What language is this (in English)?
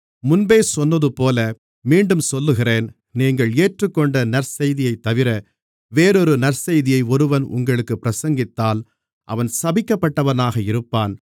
Tamil